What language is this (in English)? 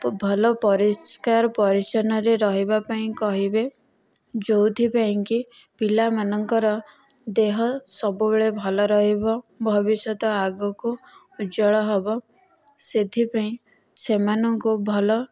Odia